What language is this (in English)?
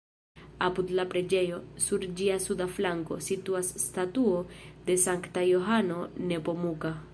Esperanto